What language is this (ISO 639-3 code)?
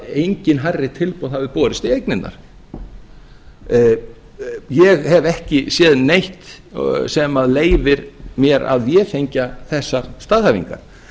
isl